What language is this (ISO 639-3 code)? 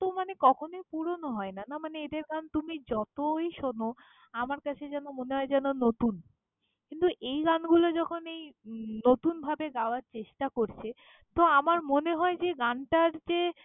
ben